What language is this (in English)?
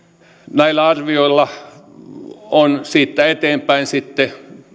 Finnish